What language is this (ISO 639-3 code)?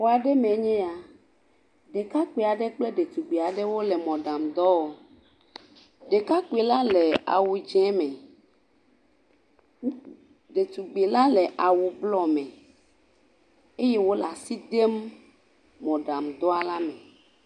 ewe